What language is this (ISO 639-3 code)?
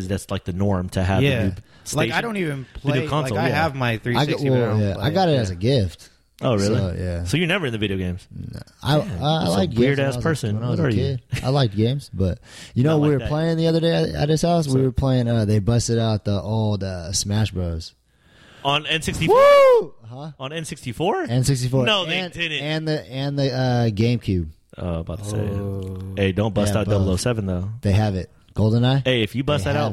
eng